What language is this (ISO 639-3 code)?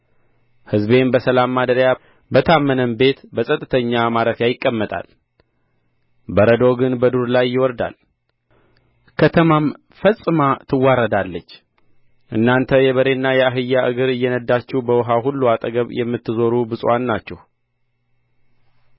amh